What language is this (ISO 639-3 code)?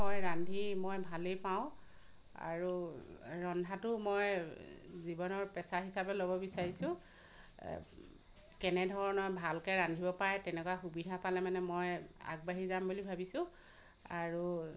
asm